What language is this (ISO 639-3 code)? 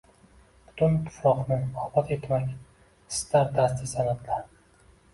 uzb